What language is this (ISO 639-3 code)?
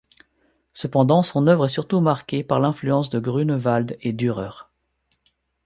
fra